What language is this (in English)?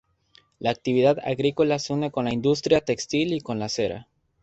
Spanish